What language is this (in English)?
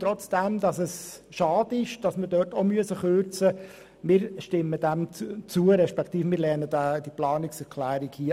Swiss German